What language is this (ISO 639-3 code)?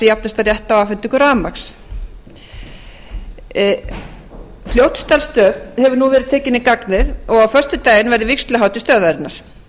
isl